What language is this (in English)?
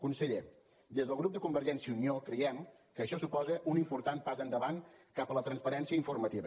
Catalan